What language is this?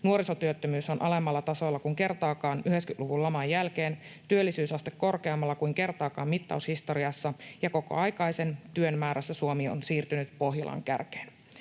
Finnish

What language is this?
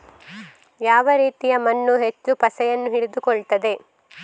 Kannada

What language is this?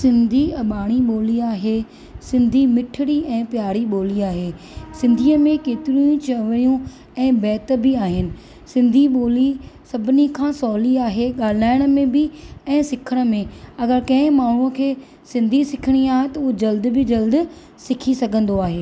Sindhi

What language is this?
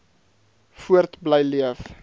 Afrikaans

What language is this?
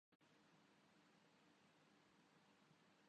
Urdu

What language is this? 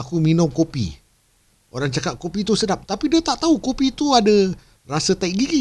Malay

